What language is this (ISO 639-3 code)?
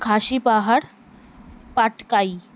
ben